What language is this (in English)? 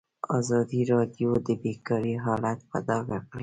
Pashto